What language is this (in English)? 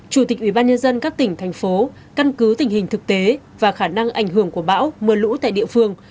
Vietnamese